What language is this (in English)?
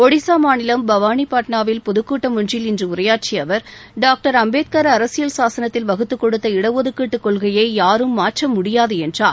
Tamil